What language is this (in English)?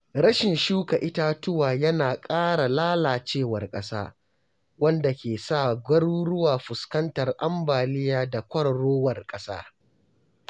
Hausa